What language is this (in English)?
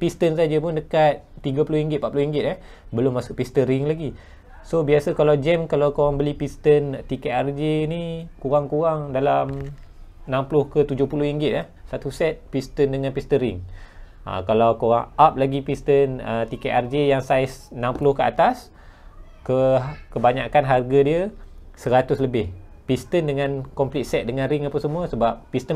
Malay